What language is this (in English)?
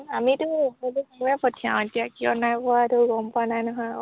Assamese